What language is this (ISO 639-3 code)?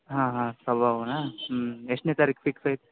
kan